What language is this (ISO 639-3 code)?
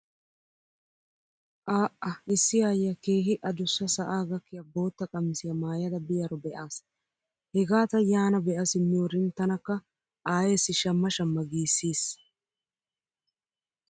wal